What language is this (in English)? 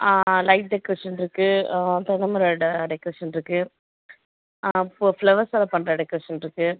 Tamil